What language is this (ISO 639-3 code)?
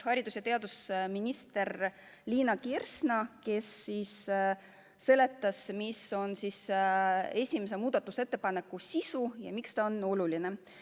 est